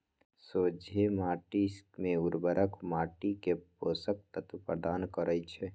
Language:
Magahi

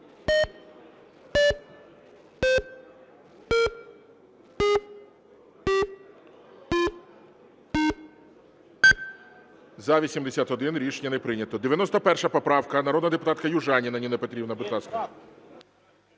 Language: Ukrainian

